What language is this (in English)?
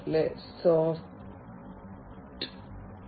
Malayalam